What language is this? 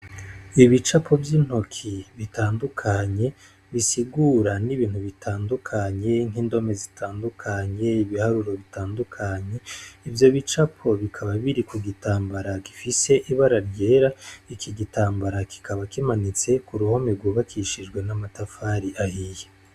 Rundi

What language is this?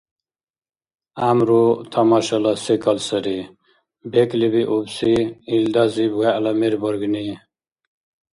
Dargwa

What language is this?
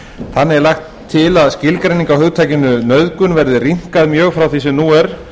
Icelandic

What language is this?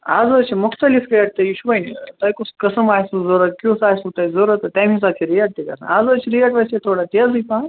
Kashmiri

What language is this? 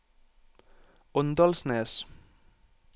Norwegian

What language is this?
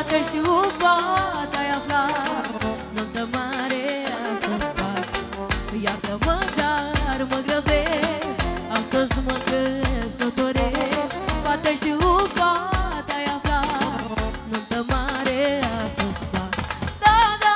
Romanian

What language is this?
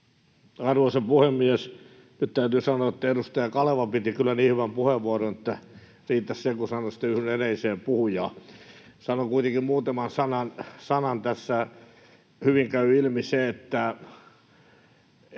Finnish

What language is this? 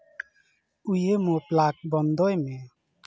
Santali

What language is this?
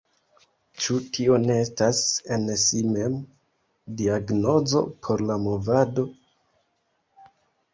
Esperanto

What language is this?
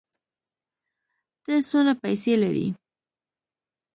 Pashto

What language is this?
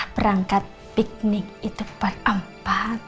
Indonesian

